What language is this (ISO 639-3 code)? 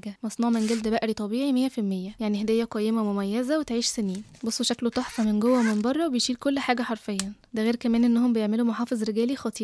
ara